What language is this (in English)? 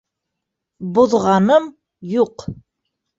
Bashkir